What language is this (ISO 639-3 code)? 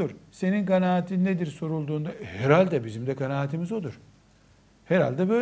tur